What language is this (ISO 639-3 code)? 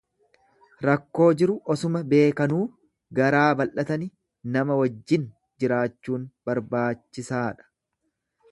orm